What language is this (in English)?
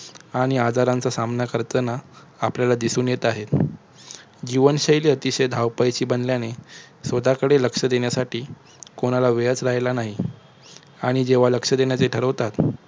Marathi